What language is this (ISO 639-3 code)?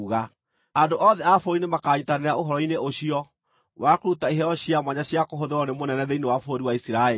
kik